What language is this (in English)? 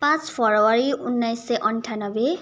Nepali